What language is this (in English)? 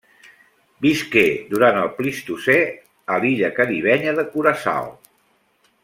Catalan